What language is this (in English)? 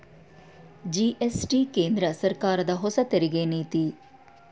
Kannada